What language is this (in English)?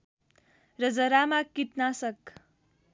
Nepali